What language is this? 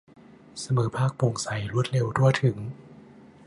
Thai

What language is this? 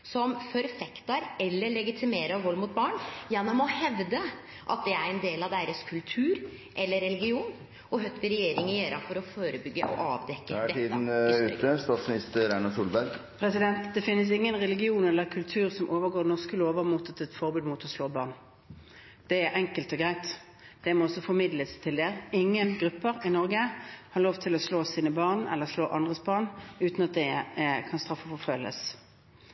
Norwegian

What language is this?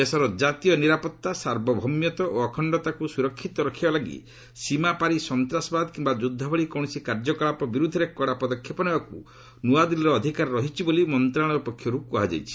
Odia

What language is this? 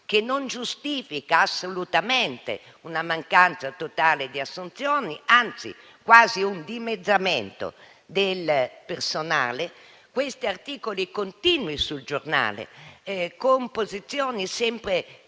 Italian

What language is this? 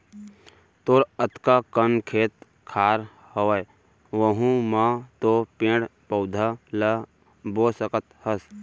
Chhattisgarhi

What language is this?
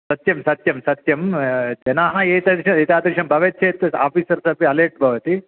Sanskrit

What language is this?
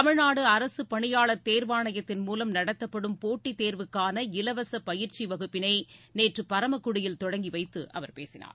Tamil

